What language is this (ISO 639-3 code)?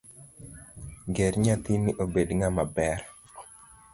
luo